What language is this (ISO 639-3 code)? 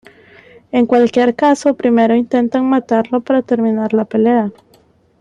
spa